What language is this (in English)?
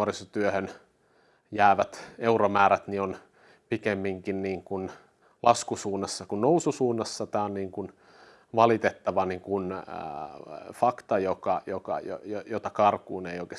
Finnish